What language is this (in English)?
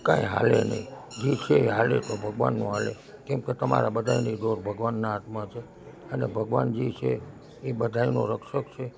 Gujarati